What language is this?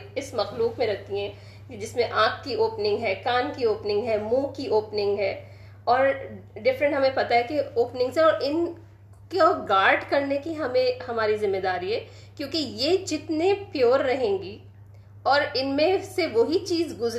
Urdu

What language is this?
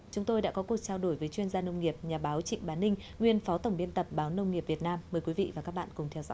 Vietnamese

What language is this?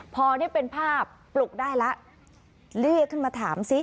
Thai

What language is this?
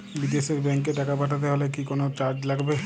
Bangla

